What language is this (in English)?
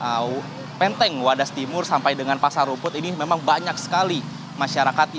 Indonesian